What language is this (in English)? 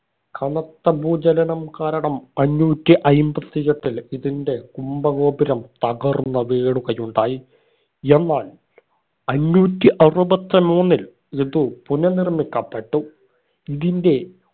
Malayalam